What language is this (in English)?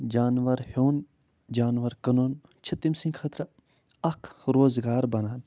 Kashmiri